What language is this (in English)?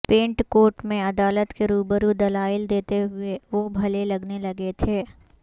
Urdu